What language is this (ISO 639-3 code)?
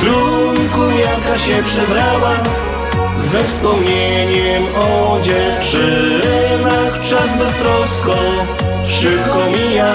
pol